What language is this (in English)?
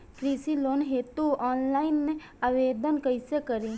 Bhojpuri